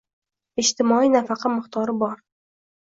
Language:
Uzbek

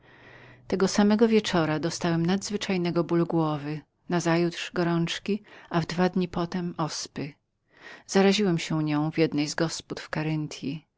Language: Polish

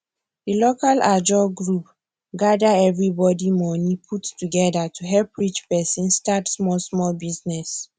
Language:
Nigerian Pidgin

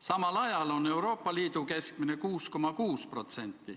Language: Estonian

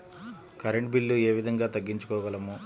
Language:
Telugu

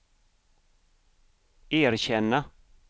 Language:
Swedish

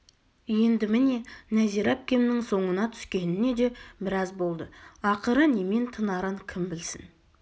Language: Kazakh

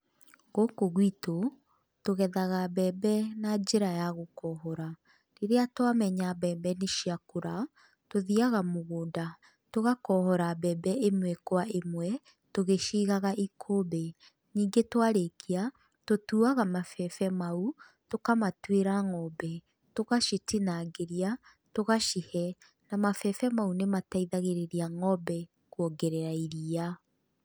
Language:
Kikuyu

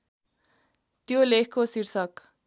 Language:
Nepali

